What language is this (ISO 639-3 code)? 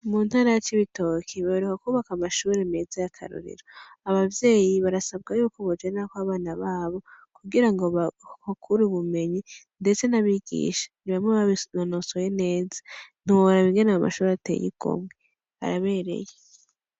run